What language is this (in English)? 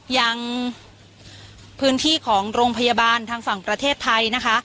Thai